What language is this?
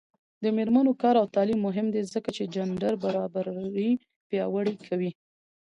Pashto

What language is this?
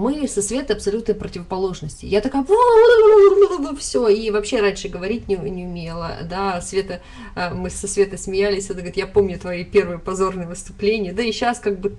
Russian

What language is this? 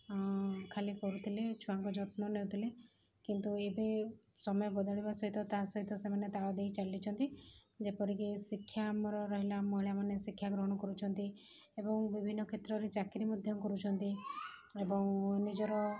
Odia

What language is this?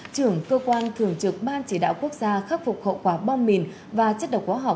Vietnamese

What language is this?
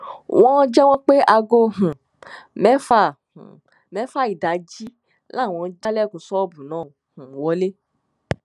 Yoruba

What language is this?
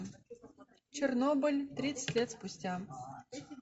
Russian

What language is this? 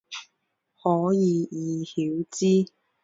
Chinese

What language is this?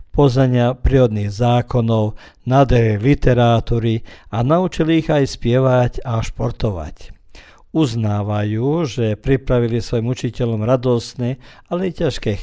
Croatian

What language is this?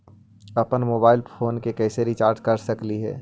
Magahi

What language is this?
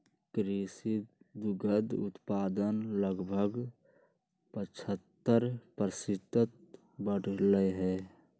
Magahi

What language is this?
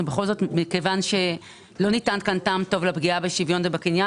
Hebrew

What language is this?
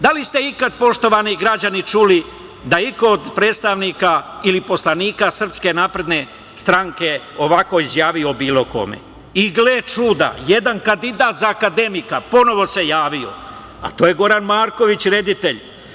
Serbian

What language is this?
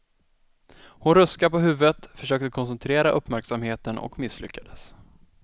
Swedish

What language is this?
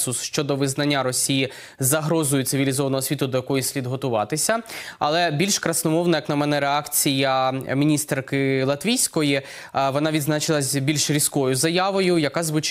Ukrainian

